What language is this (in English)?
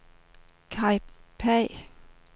Danish